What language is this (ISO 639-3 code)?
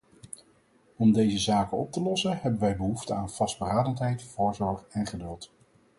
nld